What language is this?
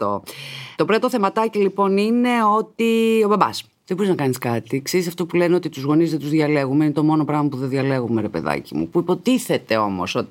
Greek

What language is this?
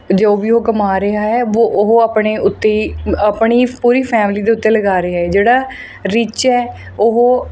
Punjabi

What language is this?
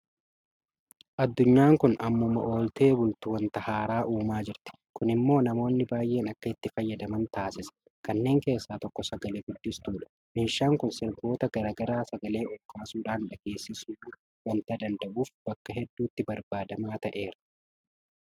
Oromo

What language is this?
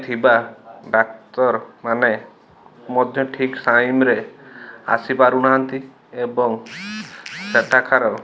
Odia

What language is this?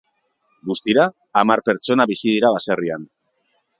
Basque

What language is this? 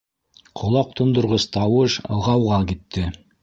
Bashkir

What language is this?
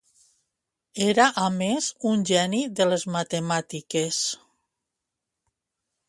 Catalan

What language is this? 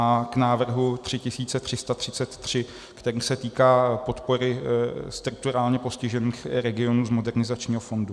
Czech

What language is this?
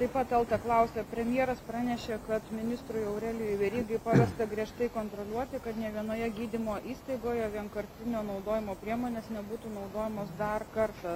Lithuanian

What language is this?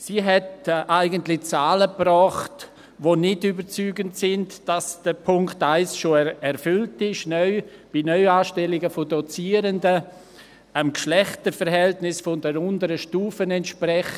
Swiss German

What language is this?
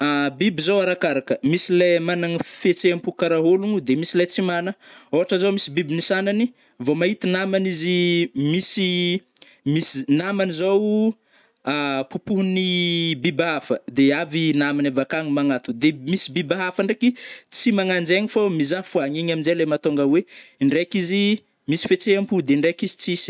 Northern Betsimisaraka Malagasy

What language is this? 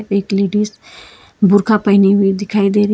Hindi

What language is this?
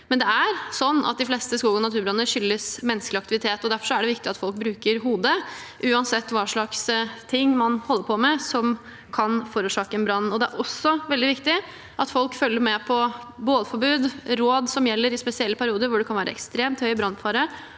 Norwegian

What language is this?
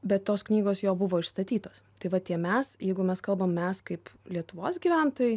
Lithuanian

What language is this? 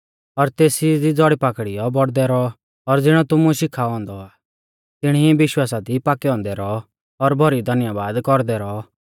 Mahasu Pahari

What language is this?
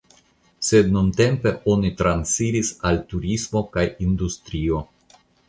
Esperanto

